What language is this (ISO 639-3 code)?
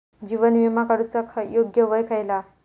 mar